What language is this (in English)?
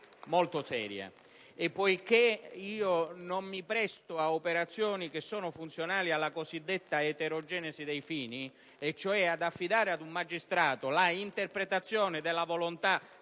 Italian